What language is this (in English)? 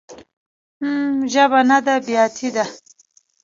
Pashto